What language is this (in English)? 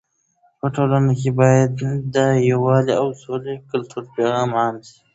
Pashto